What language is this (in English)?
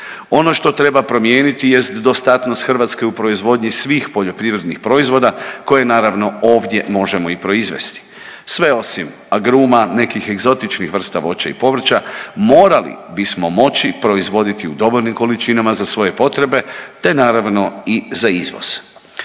Croatian